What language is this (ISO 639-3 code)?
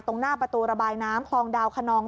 tha